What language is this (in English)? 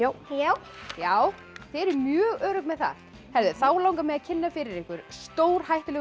Icelandic